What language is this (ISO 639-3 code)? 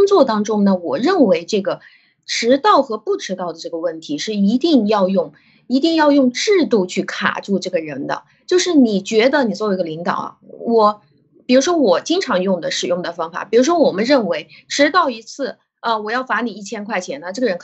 zho